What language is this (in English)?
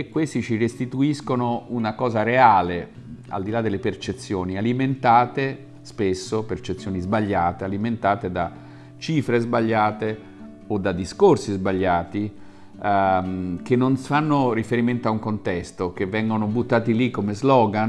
Italian